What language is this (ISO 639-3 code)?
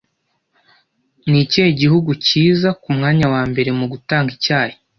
kin